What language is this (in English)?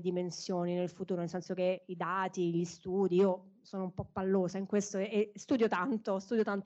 Italian